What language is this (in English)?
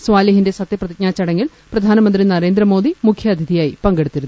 Malayalam